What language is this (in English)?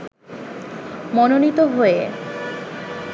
Bangla